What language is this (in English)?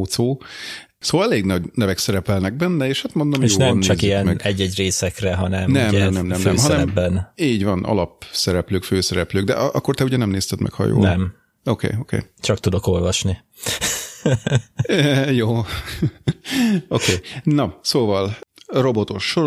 Hungarian